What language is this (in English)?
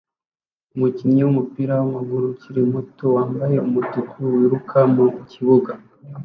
Kinyarwanda